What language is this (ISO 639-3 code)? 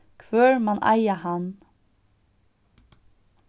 fao